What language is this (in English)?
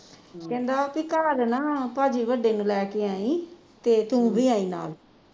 Punjabi